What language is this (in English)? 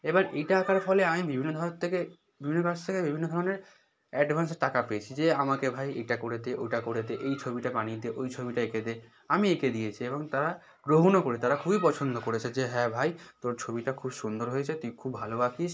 Bangla